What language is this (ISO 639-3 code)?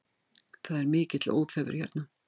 isl